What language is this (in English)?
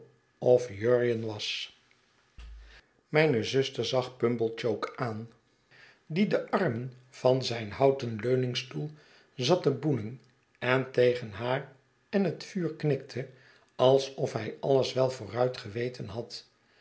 Dutch